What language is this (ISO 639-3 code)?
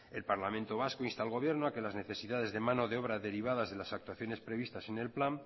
spa